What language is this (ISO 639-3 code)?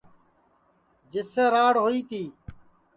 ssi